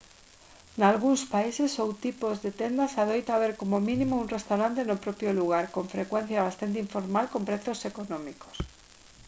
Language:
Galician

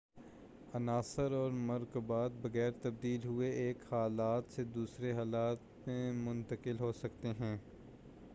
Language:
Urdu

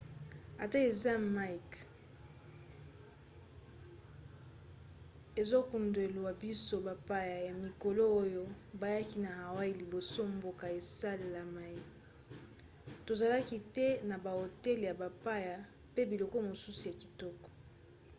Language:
Lingala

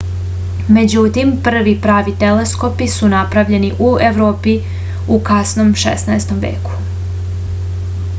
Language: Serbian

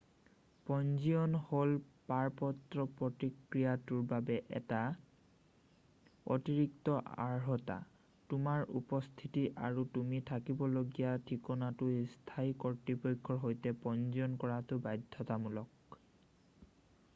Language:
Assamese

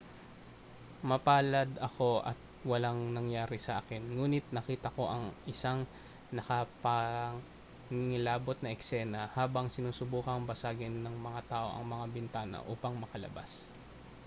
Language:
Filipino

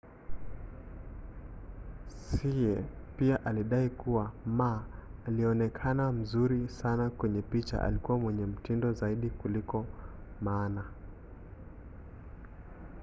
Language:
Swahili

